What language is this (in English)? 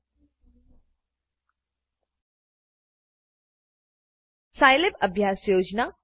Gujarati